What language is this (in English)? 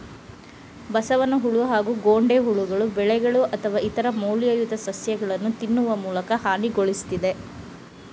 Kannada